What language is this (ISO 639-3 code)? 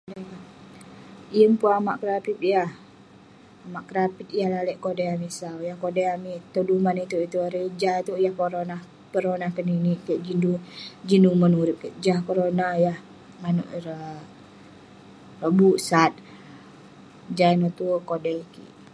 pne